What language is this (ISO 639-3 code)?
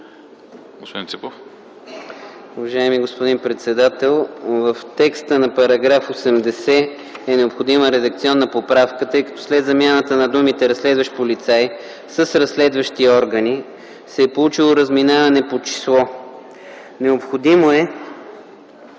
bul